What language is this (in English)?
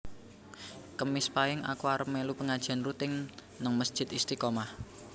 Javanese